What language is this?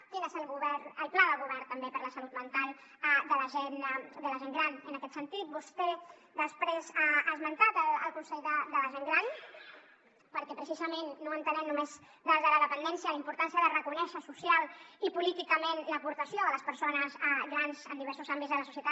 Catalan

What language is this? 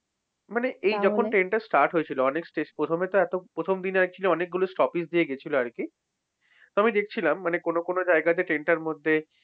Bangla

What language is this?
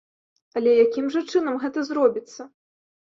Belarusian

